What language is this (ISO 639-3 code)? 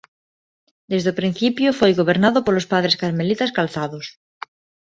glg